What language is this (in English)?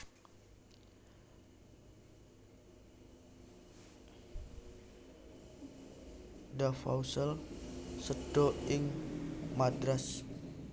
Javanese